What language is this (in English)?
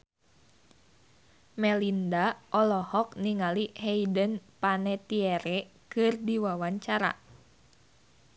Sundanese